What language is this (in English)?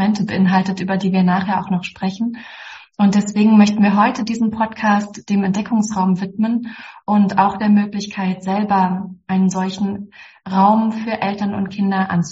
German